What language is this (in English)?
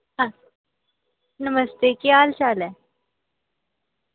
Dogri